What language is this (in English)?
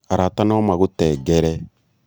Kikuyu